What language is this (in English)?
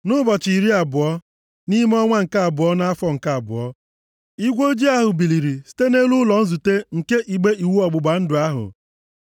Igbo